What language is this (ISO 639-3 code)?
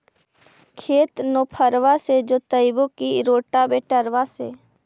mag